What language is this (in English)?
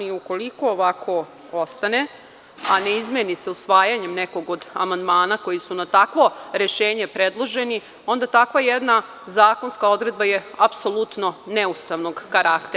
Serbian